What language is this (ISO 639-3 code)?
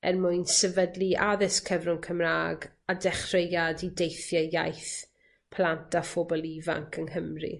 cym